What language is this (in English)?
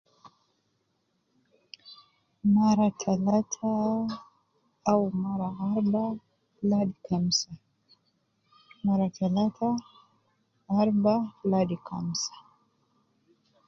Nubi